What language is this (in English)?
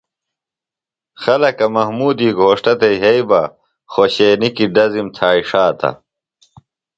Phalura